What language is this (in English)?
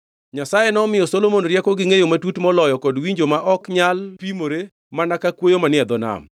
Luo (Kenya and Tanzania)